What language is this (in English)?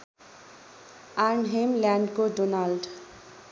Nepali